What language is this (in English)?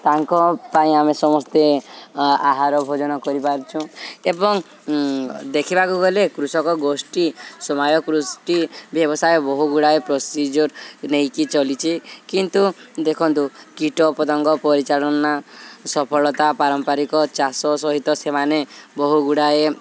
Odia